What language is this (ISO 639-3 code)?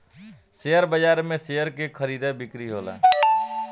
bho